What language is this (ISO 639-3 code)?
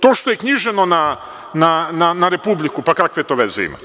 srp